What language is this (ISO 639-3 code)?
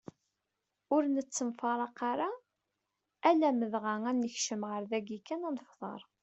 kab